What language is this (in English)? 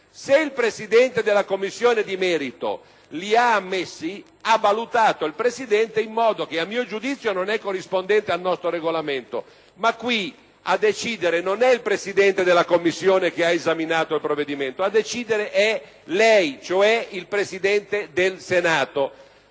Italian